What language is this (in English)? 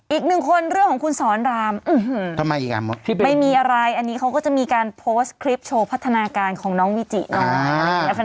Thai